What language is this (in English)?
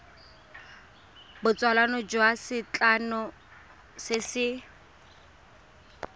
Tswana